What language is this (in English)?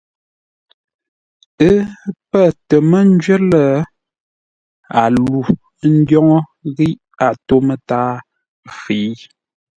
Ngombale